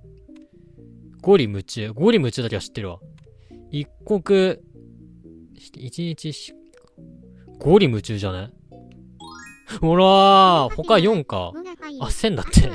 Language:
Japanese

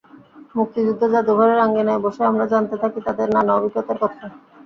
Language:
Bangla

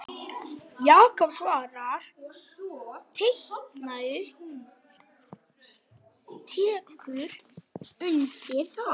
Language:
Icelandic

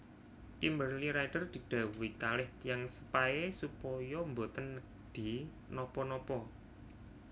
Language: Javanese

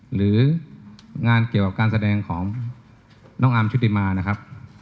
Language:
Thai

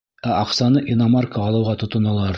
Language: Bashkir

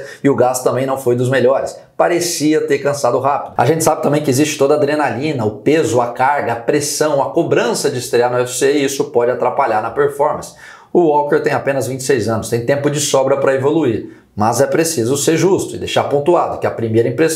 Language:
Portuguese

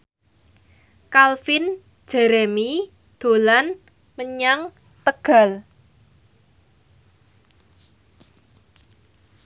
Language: Javanese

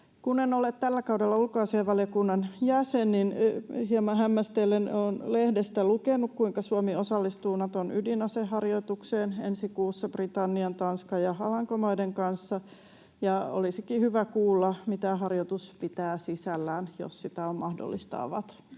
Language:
Finnish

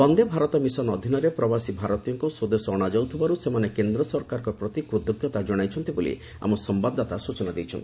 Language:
Odia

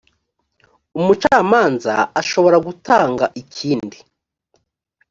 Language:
Kinyarwanda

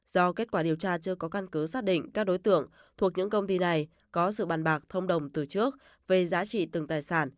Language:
Vietnamese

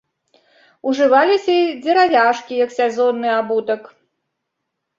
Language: Belarusian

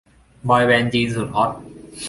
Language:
Thai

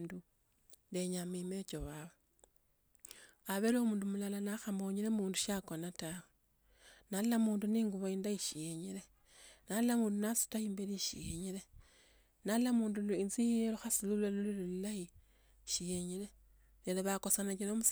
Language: Tsotso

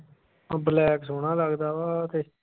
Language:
Punjabi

